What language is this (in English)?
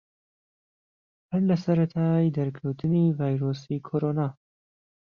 Central Kurdish